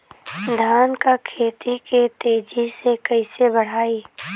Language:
Bhojpuri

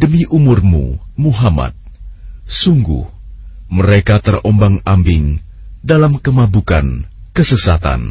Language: Indonesian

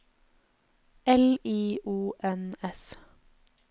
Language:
Norwegian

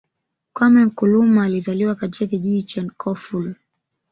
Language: Swahili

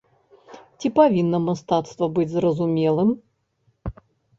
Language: Belarusian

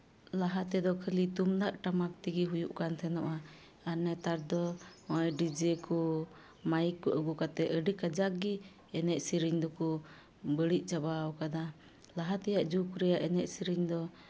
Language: Santali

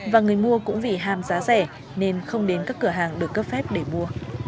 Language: Vietnamese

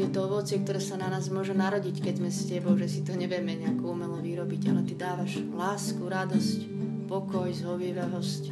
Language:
Slovak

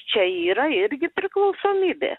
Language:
Lithuanian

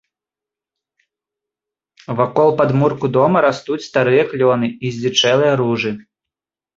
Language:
Belarusian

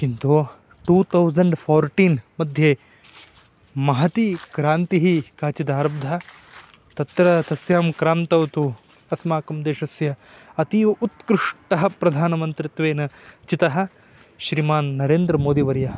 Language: Sanskrit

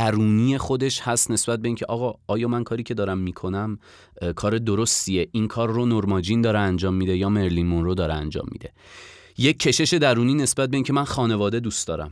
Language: Persian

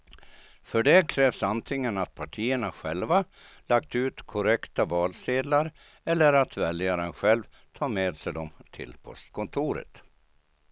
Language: Swedish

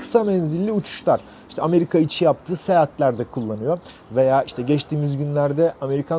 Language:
Turkish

